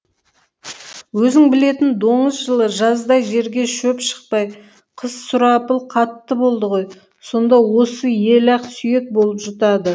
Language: Kazakh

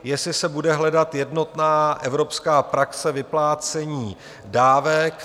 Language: Czech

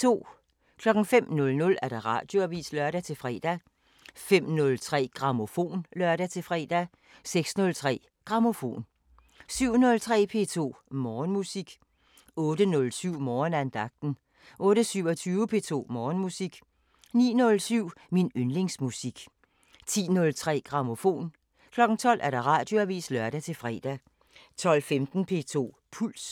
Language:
Danish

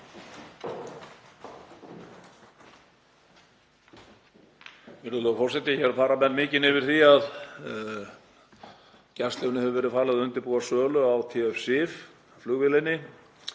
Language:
Icelandic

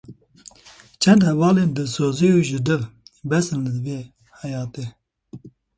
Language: Kurdish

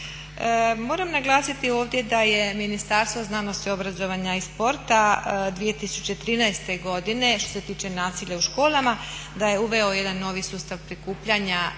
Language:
Croatian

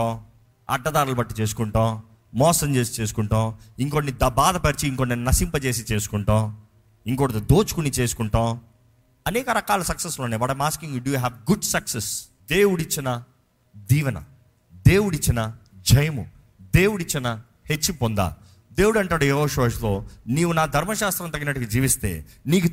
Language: Telugu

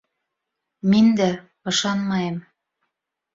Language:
Bashkir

